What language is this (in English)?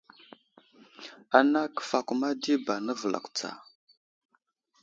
Wuzlam